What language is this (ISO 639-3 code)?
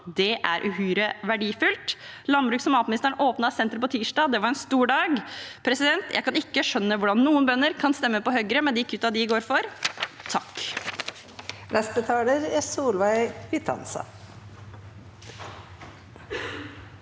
nor